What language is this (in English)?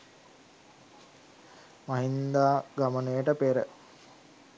Sinhala